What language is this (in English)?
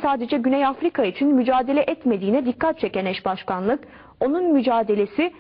Turkish